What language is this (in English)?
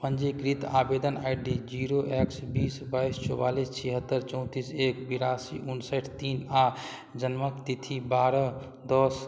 Maithili